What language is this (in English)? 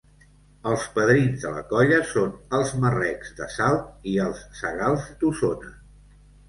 Catalan